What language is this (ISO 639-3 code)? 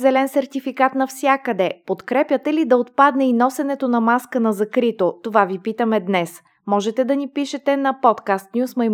bul